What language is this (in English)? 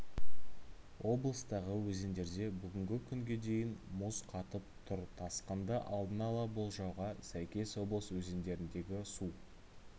Kazakh